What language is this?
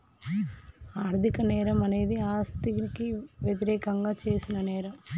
Telugu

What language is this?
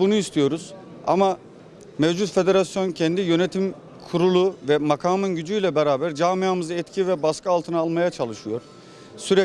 Turkish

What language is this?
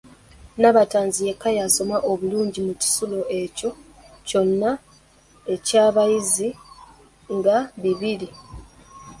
Ganda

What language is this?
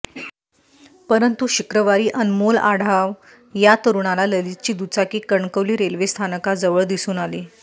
Marathi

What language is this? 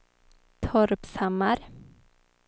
Swedish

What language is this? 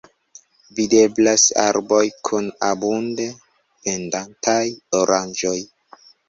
Esperanto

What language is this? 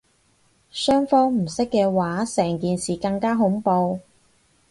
Cantonese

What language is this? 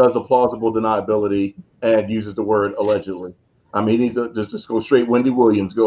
English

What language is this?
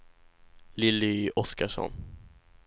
Swedish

